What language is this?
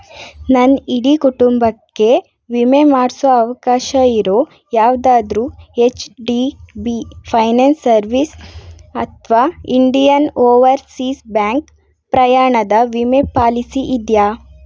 Kannada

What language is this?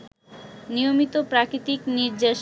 Bangla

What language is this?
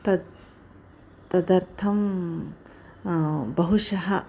Sanskrit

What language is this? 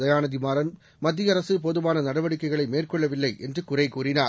Tamil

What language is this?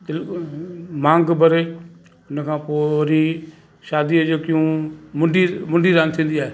Sindhi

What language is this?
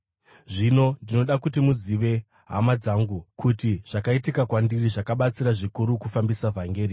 Shona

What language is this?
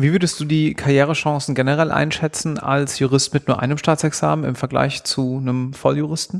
German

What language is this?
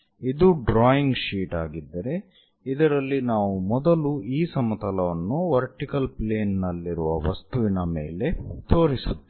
Kannada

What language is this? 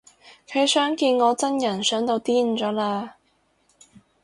Cantonese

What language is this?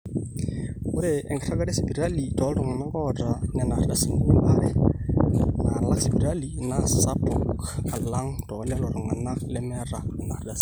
Masai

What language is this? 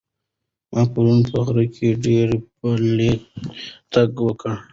Pashto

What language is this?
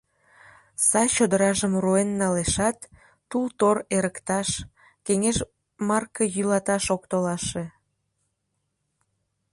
Mari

